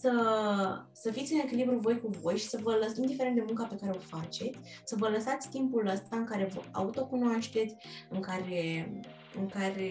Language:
Romanian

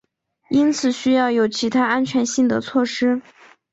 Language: Chinese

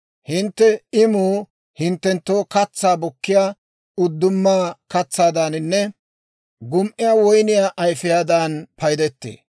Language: Dawro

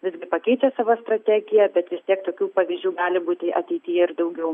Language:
Lithuanian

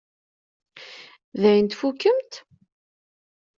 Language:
Kabyle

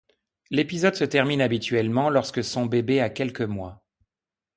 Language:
French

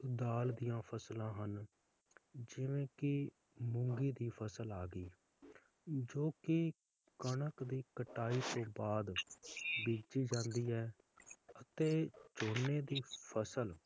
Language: Punjabi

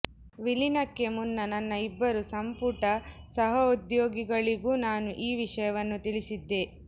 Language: Kannada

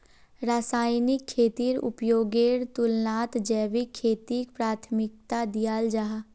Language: Magahi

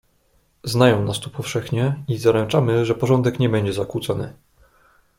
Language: Polish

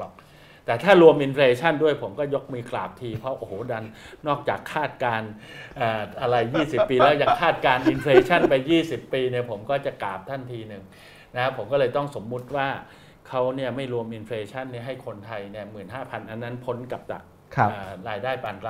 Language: Thai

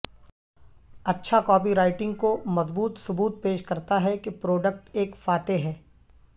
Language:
Urdu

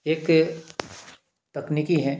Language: Hindi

